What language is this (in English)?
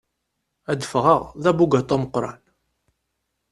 Kabyle